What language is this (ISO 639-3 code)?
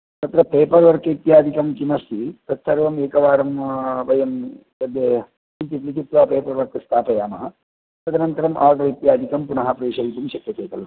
san